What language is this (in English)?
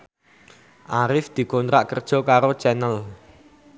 Javanese